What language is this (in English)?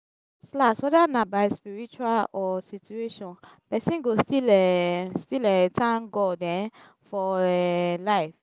Nigerian Pidgin